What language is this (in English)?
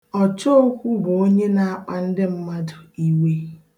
Igbo